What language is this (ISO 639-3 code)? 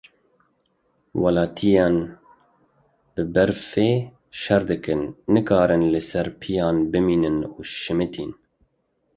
kur